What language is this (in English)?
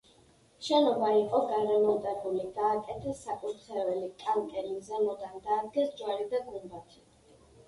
Georgian